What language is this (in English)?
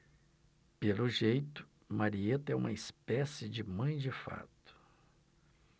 Portuguese